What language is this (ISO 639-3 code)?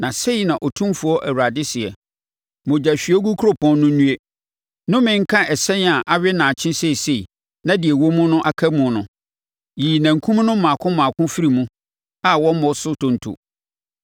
aka